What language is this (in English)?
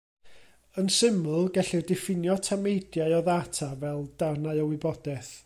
Welsh